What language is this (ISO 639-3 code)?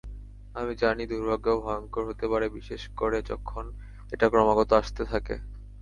ben